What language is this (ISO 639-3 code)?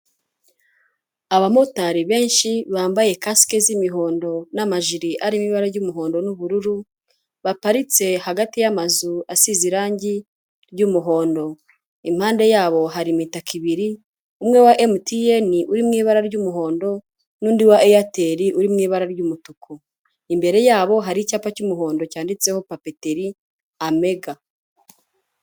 kin